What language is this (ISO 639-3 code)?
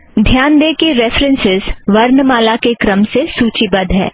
hin